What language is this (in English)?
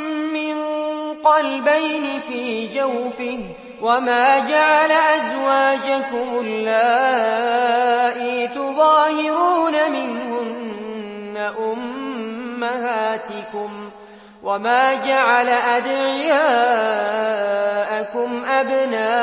Arabic